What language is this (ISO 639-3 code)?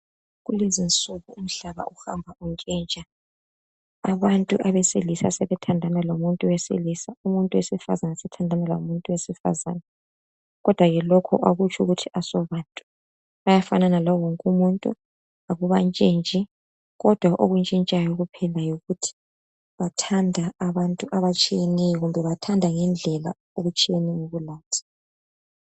nde